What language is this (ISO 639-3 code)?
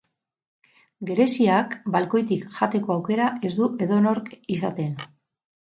eus